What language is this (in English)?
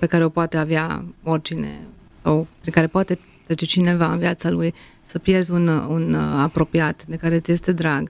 Romanian